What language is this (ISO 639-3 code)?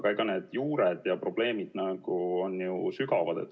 est